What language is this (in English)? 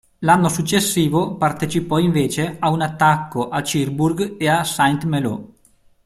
Italian